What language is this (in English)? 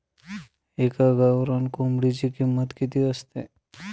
Marathi